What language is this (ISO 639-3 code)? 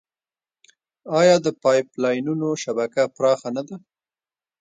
pus